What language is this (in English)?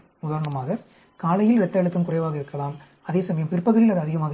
Tamil